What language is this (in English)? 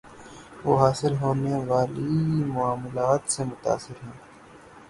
Urdu